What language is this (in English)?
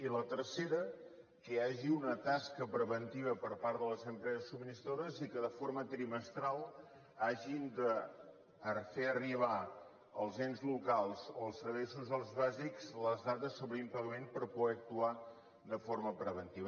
Catalan